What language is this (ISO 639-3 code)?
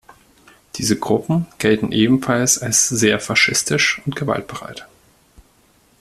deu